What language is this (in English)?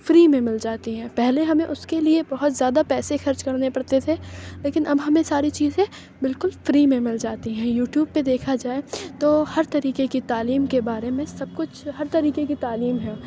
Urdu